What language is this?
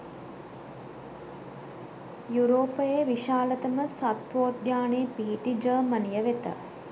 Sinhala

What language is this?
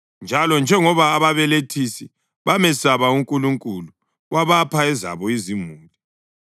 North Ndebele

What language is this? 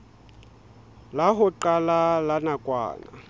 Southern Sotho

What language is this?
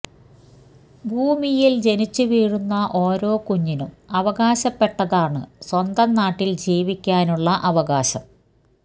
Malayalam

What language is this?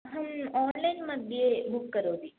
Sanskrit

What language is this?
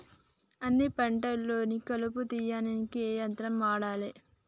Telugu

